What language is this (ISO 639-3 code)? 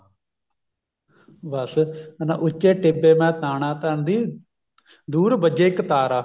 pan